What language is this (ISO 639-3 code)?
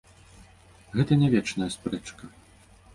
bel